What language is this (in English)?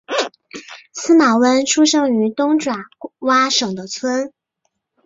Chinese